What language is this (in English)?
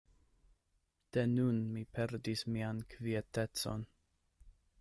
Esperanto